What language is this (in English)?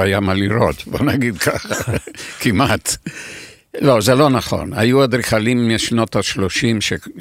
Hebrew